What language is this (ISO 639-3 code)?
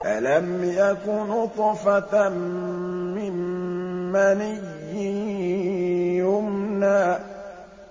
ara